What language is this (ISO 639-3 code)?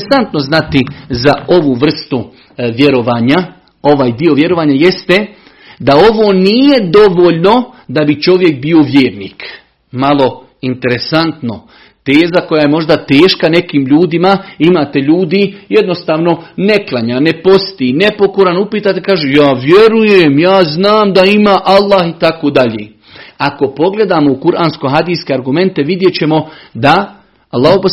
hrv